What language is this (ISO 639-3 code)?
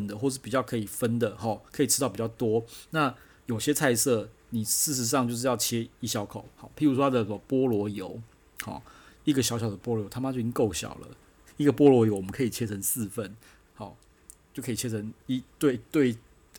zho